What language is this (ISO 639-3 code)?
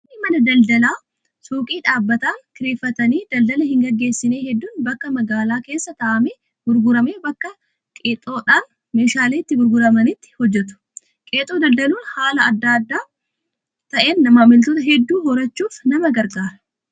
orm